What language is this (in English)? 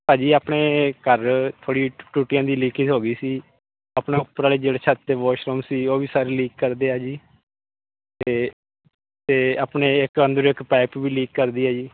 Punjabi